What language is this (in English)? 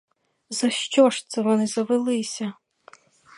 Ukrainian